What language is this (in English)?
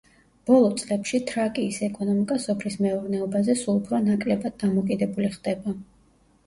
Georgian